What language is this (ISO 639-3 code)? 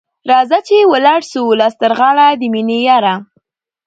pus